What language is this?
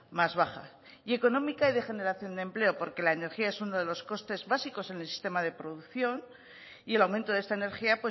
Spanish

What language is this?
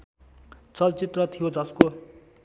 Nepali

